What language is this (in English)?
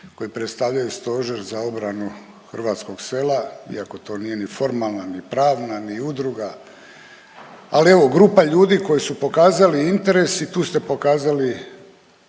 Croatian